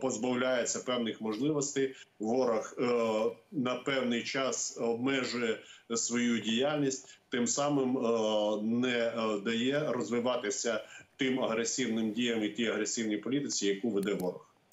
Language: Ukrainian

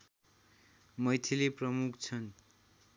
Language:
Nepali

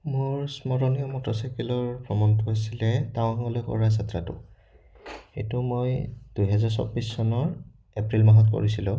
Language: Assamese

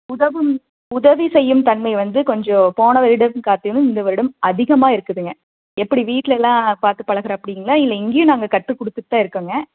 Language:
Tamil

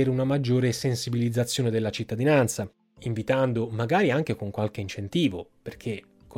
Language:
Italian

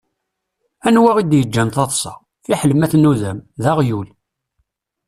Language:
Kabyle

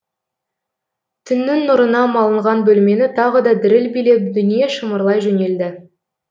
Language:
Kazakh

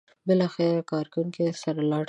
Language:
Pashto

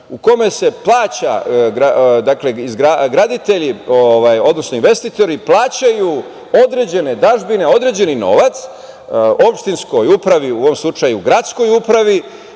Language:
Serbian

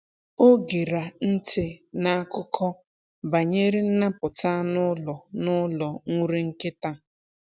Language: Igbo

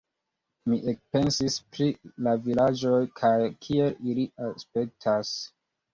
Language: Esperanto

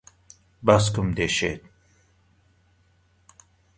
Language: Central Kurdish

